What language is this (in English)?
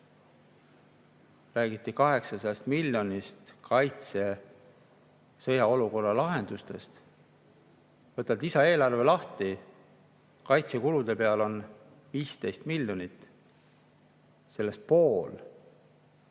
Estonian